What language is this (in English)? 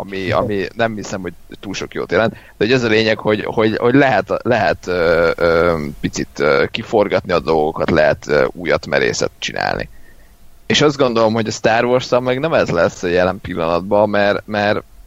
Hungarian